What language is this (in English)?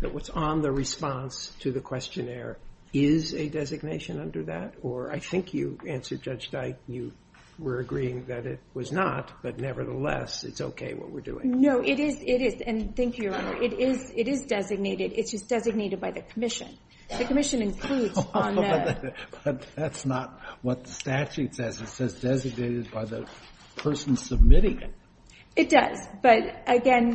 English